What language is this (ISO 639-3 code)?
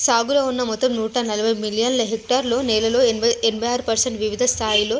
tel